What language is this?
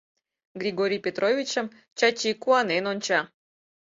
Mari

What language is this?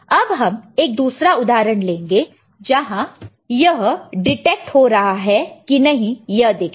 Hindi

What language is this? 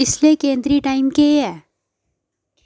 Dogri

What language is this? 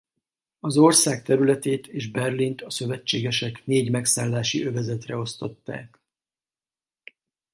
Hungarian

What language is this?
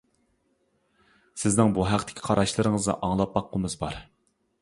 Uyghur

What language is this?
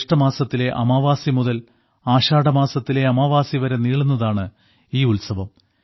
Malayalam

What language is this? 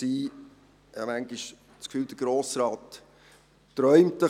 Swiss German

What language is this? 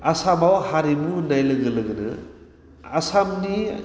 Bodo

